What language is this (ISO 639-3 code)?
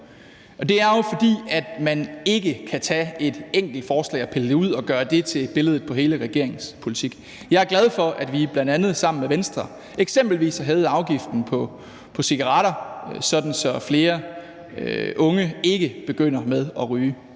dan